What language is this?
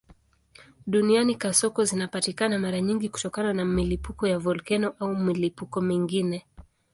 Swahili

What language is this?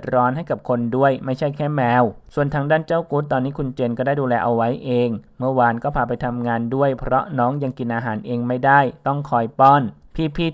Thai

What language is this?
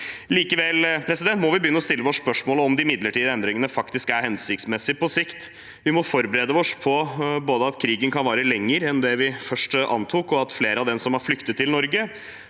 Norwegian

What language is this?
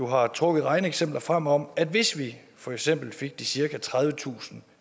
Danish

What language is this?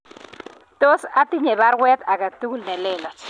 Kalenjin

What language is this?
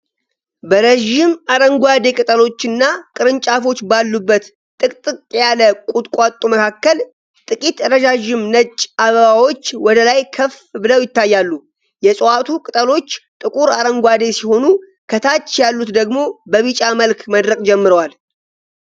Amharic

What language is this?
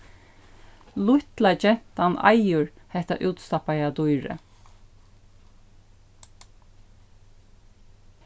Faroese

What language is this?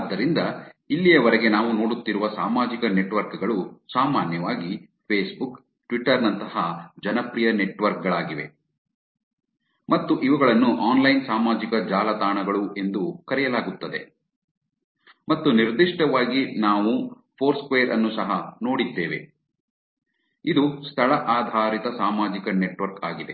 Kannada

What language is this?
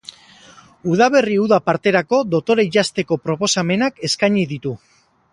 Basque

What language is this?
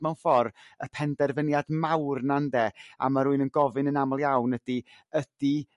Welsh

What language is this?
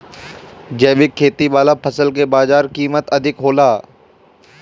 Bhojpuri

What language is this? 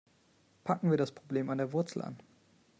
German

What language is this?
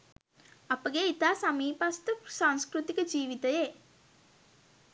Sinhala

